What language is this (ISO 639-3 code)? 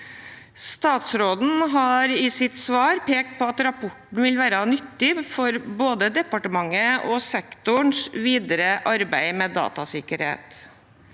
nor